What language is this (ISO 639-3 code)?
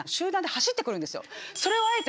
jpn